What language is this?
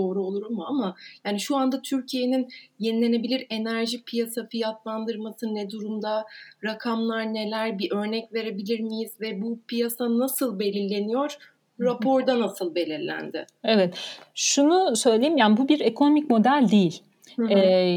Turkish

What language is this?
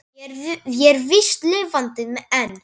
Icelandic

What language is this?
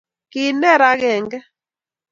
Kalenjin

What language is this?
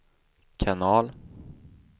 Swedish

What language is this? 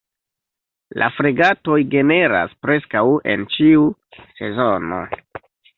Esperanto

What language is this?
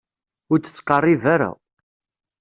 Kabyle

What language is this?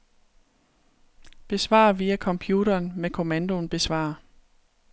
Danish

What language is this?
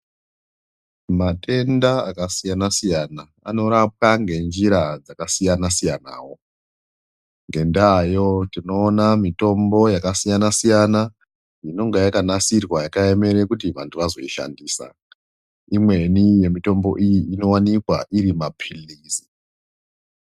Ndau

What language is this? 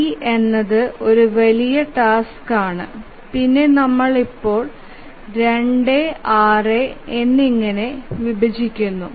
Malayalam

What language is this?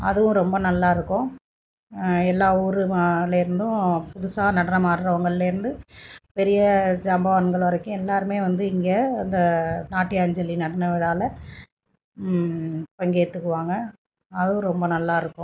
Tamil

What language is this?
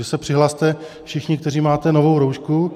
Czech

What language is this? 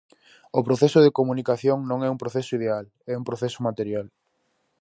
Galician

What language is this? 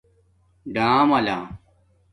Domaaki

